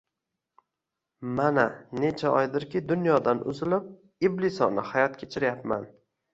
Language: Uzbek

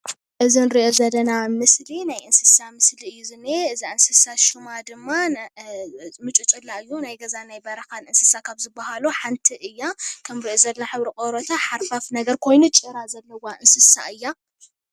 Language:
Tigrinya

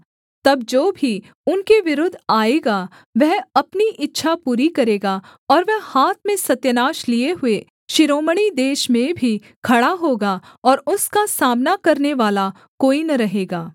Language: Hindi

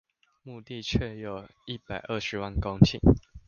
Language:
Chinese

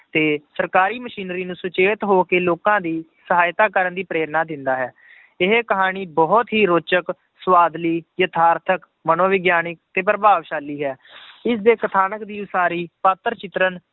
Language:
Punjabi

